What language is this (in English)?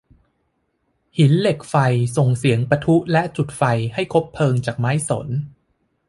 Thai